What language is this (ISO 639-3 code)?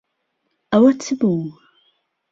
ckb